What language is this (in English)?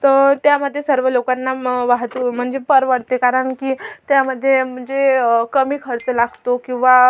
Marathi